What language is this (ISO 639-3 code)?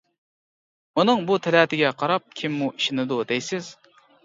uig